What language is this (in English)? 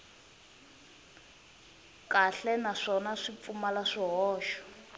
Tsonga